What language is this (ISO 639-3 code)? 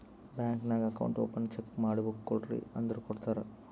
kan